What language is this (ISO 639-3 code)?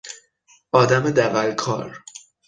fas